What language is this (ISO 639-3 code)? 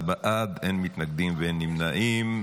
heb